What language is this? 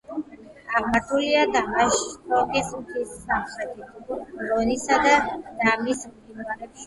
Georgian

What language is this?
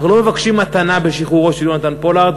Hebrew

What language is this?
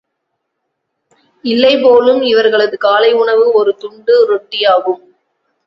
Tamil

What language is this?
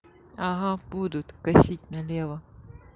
Russian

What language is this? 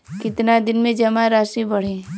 Bhojpuri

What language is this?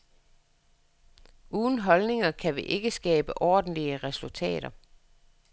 Danish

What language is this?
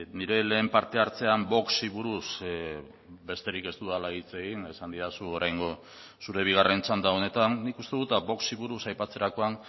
Basque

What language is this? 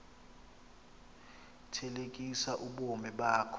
Xhosa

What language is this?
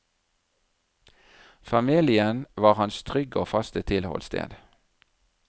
Norwegian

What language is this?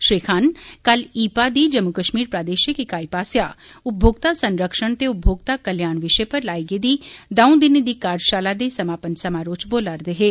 Dogri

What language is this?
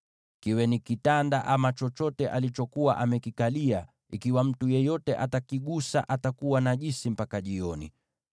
Swahili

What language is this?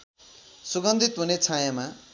Nepali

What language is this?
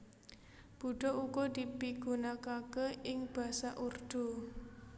Javanese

